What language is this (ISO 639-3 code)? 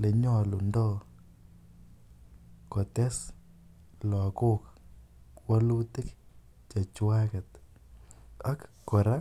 kln